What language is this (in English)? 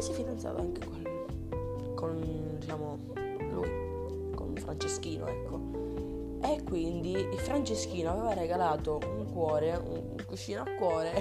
Italian